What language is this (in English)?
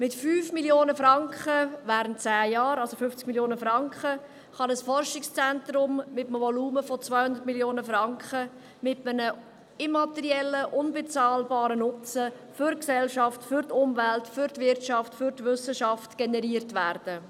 Swiss German